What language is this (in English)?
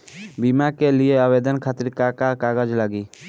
Bhojpuri